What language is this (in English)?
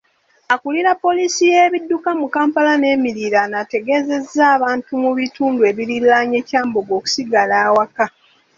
Ganda